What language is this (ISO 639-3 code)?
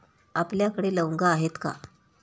mar